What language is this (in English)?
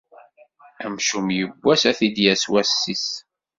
Kabyle